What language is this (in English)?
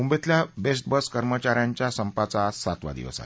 Marathi